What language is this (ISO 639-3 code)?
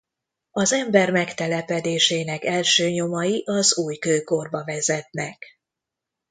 hun